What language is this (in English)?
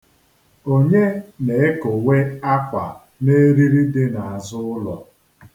Igbo